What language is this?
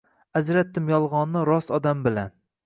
Uzbek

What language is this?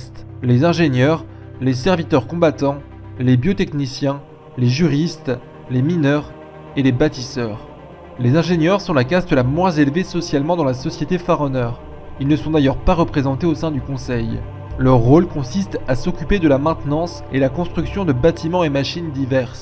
French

